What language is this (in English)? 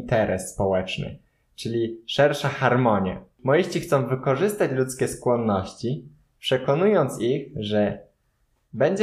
Polish